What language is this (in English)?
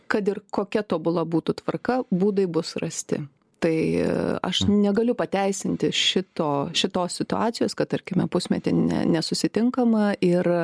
Lithuanian